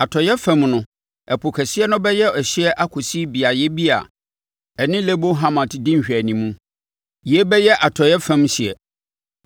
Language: Akan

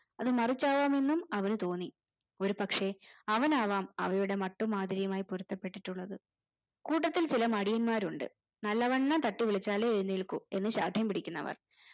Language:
Malayalam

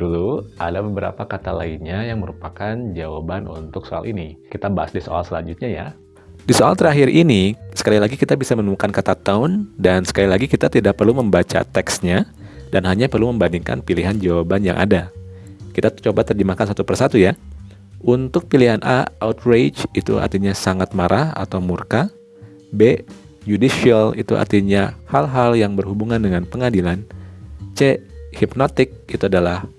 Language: Indonesian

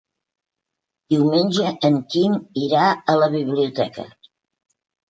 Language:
Catalan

